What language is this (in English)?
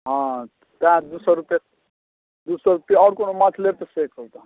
Maithili